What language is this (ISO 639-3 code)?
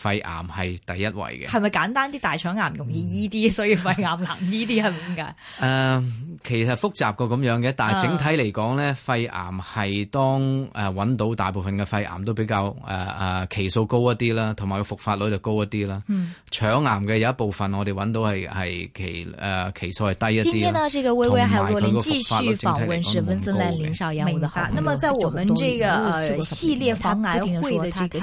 zho